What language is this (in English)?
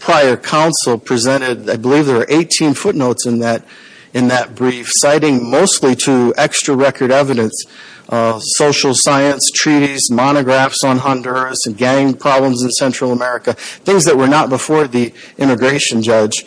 English